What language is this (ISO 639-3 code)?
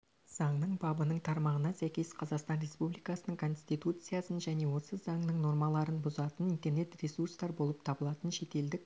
kaz